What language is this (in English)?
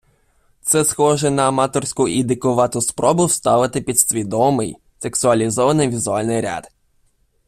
Ukrainian